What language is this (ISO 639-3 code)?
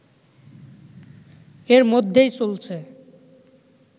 ben